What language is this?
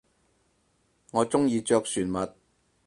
Cantonese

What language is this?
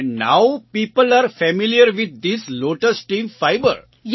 Gujarati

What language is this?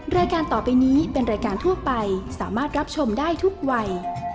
Thai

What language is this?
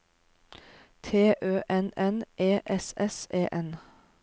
Norwegian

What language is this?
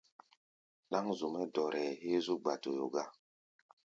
Gbaya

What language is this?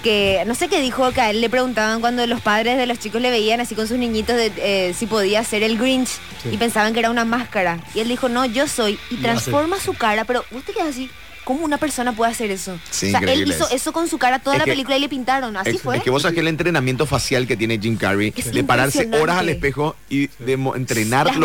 Spanish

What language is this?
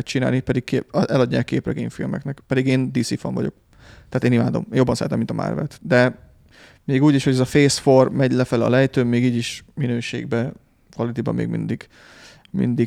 Hungarian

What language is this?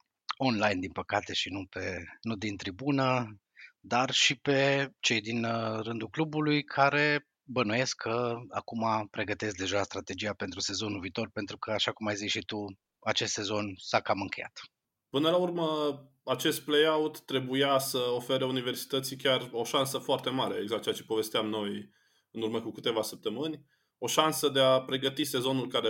Romanian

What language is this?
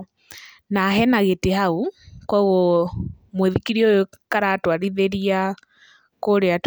Kikuyu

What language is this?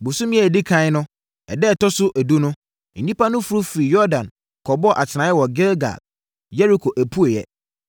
Akan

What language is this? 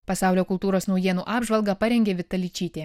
Lithuanian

